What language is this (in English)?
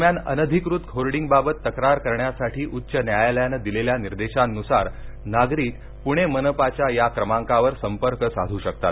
Marathi